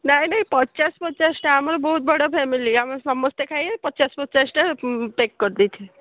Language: Odia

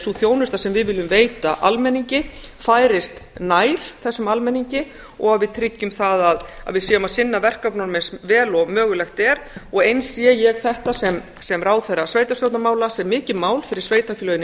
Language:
Icelandic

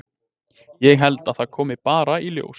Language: Icelandic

